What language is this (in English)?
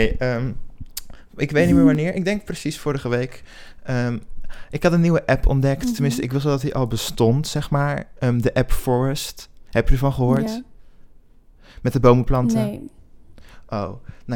Dutch